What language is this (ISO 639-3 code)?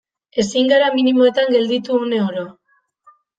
eus